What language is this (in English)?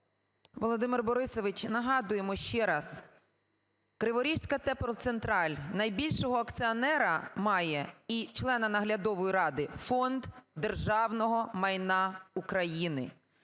Ukrainian